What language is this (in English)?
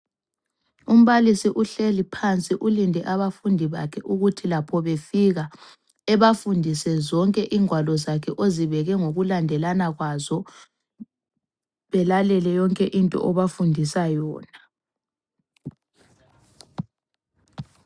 North Ndebele